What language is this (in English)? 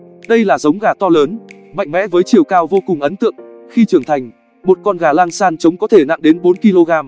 Vietnamese